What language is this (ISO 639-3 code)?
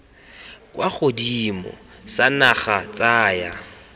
tsn